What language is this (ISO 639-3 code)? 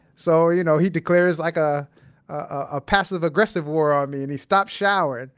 eng